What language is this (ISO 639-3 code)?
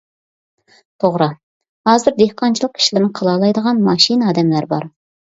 uig